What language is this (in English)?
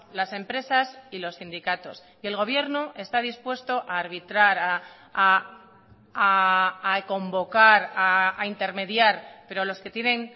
Spanish